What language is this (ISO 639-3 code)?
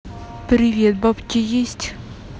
rus